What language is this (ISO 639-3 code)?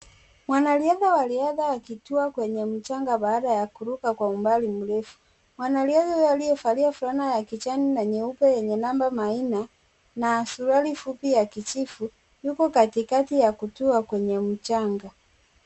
swa